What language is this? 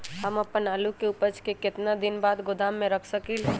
Magahi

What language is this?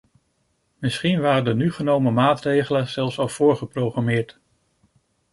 Dutch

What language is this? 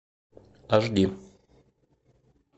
Russian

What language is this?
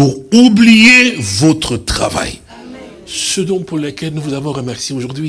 French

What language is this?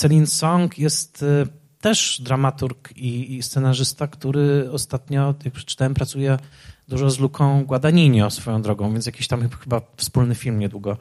Polish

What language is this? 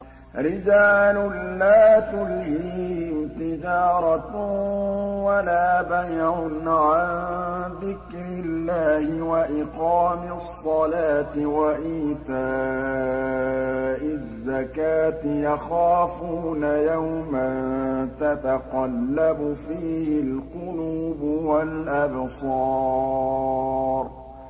Arabic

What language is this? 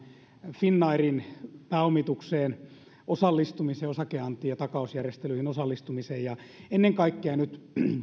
Finnish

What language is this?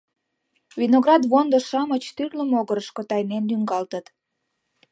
Mari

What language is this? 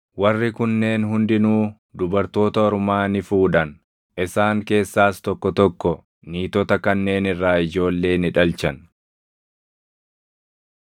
Oromo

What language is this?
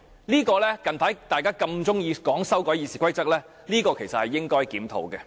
Cantonese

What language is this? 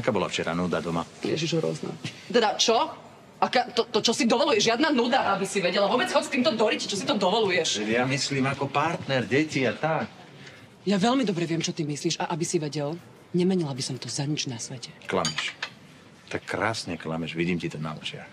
Slovak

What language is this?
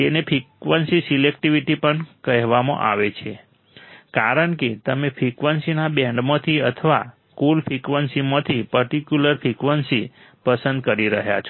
Gujarati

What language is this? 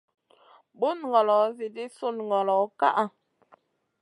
Masana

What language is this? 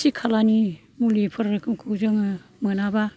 Bodo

